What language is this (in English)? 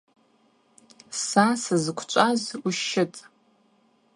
Abaza